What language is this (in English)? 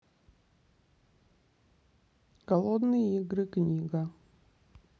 Russian